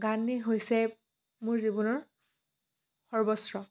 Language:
Assamese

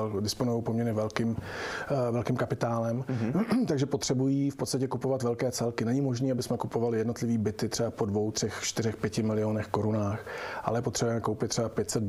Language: Czech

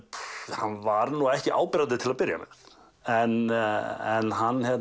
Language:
Icelandic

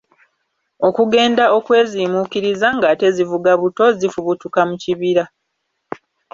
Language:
Ganda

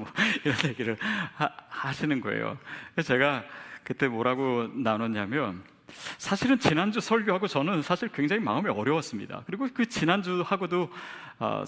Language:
Korean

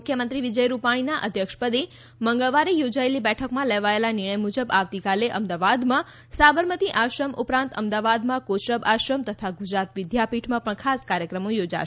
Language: Gujarati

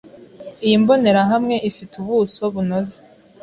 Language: Kinyarwanda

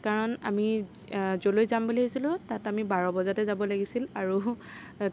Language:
Assamese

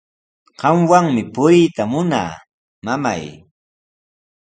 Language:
Sihuas Ancash Quechua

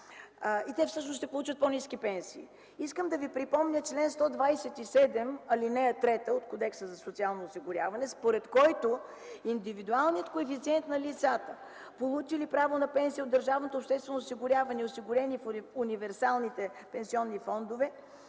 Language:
Bulgarian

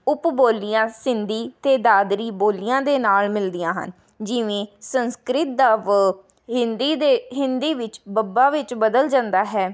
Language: Punjabi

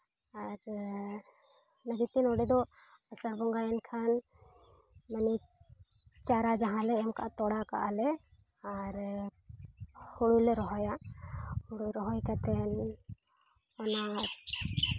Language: Santali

